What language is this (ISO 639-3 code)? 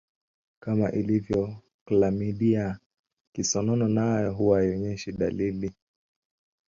swa